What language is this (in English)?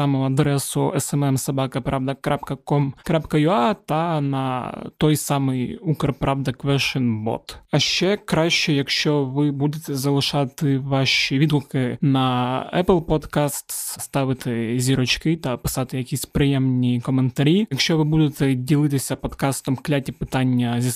Ukrainian